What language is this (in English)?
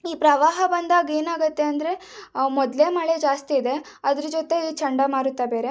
Kannada